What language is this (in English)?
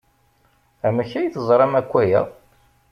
Kabyle